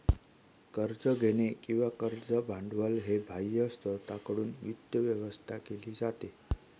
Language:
Marathi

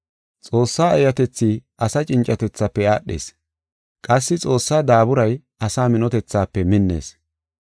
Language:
Gofa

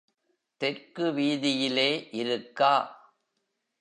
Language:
Tamil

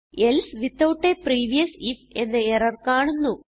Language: Malayalam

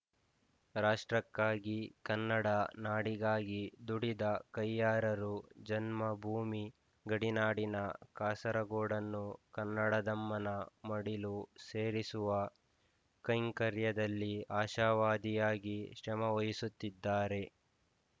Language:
Kannada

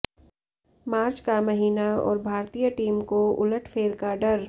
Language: Hindi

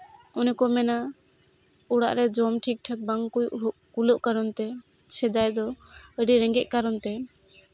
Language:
Santali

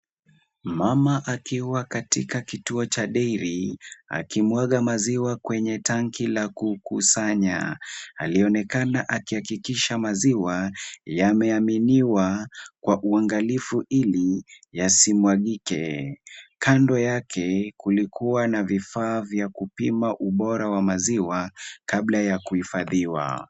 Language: Swahili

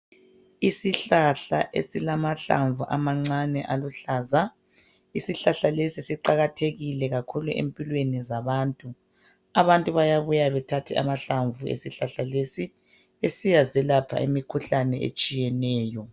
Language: North Ndebele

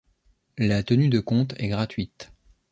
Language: French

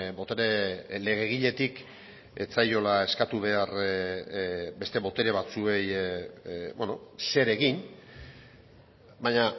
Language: Basque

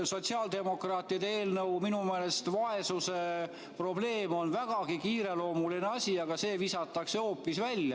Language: Estonian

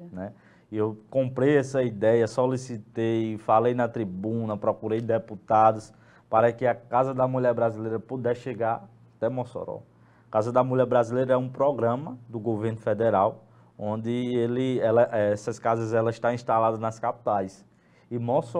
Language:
Portuguese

